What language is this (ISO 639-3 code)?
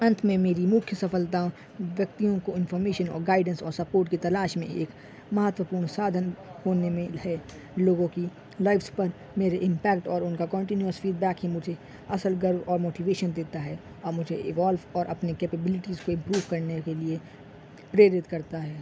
urd